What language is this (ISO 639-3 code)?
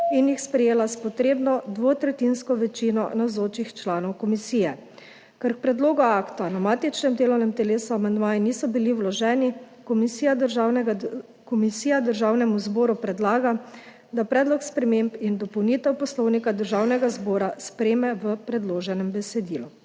slv